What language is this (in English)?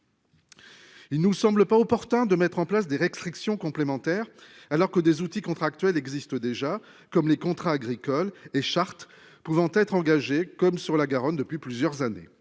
French